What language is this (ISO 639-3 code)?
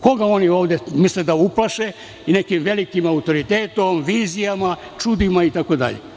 srp